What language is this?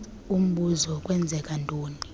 Xhosa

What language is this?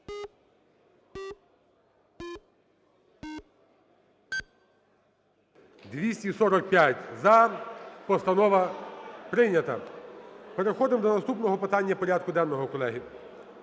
Ukrainian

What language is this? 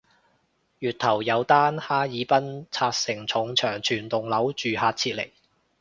Cantonese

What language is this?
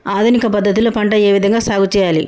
Telugu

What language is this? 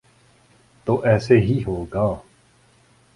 Urdu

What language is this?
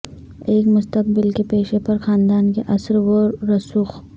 Urdu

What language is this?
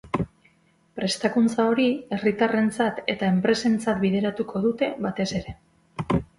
Basque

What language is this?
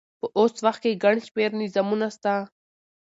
Pashto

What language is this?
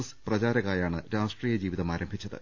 Malayalam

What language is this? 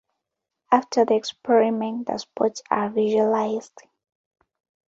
English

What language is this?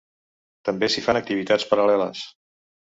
Catalan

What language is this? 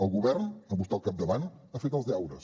Catalan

